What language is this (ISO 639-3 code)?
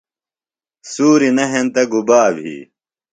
phl